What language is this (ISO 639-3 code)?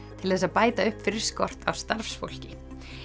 isl